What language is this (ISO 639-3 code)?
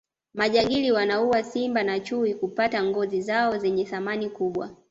swa